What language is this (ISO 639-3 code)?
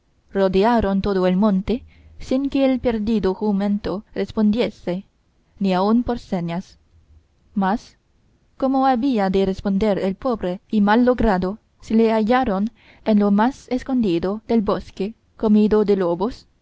spa